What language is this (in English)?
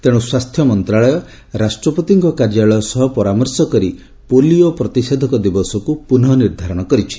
Odia